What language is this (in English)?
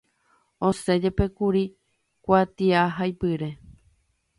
Guarani